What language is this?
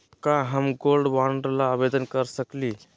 Magahi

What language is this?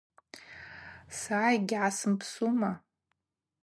Abaza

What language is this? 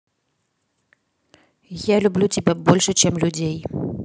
Russian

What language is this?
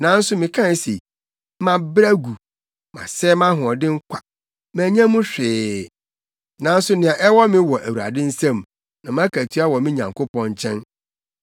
Akan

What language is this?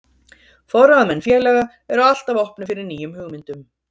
Icelandic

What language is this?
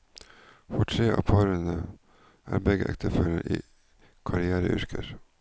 Norwegian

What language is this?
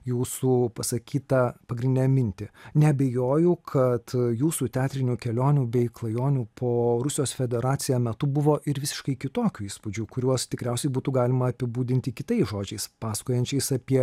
Lithuanian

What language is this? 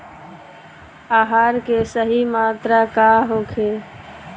Bhojpuri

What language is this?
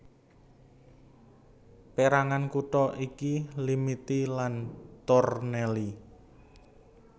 Javanese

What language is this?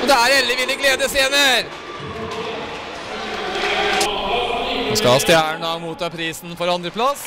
Norwegian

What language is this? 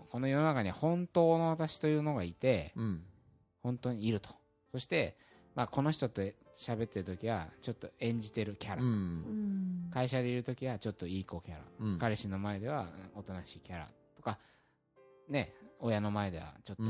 Japanese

